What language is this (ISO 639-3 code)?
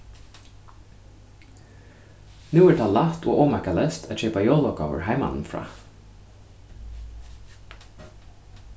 fao